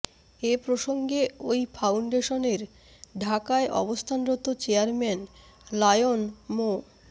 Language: Bangla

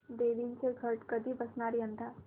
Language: Marathi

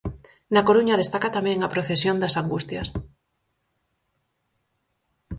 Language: Galician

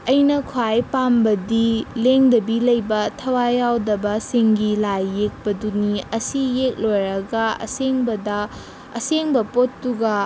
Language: Manipuri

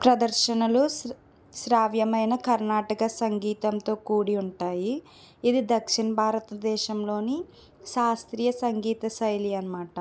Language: Telugu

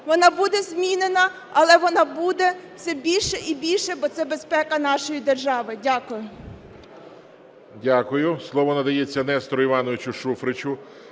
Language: Ukrainian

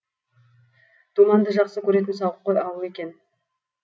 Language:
Kazakh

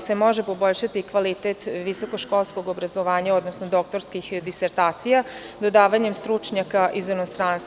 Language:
Serbian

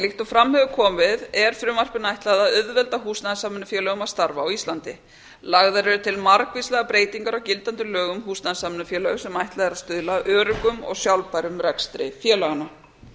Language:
Icelandic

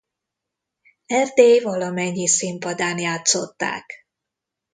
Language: Hungarian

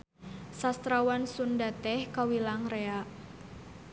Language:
Sundanese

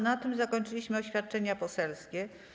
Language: Polish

